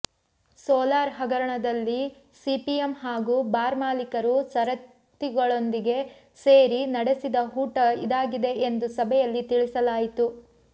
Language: Kannada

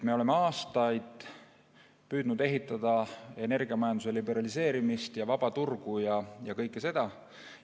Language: Estonian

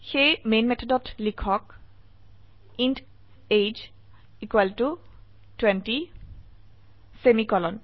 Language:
Assamese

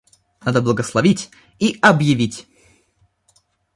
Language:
Russian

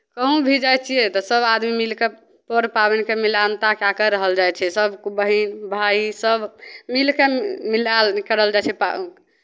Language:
Maithili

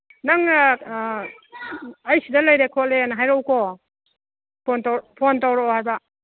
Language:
Manipuri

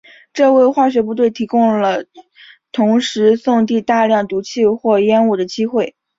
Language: Chinese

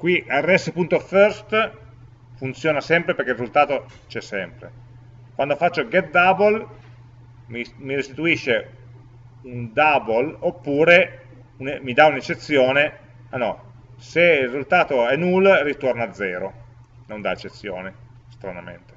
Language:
Italian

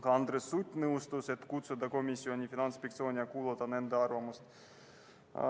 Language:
Estonian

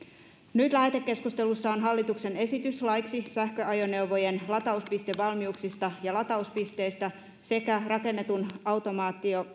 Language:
Finnish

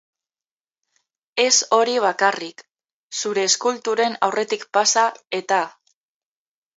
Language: Basque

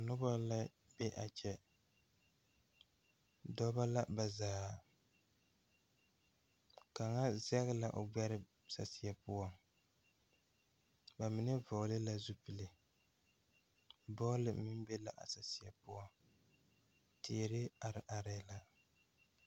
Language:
Southern Dagaare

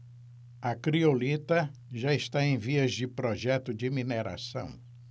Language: Portuguese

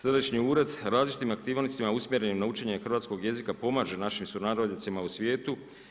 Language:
Croatian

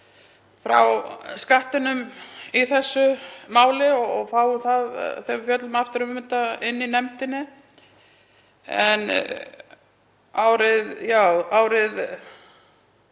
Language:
Icelandic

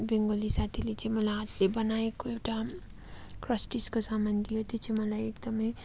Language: Nepali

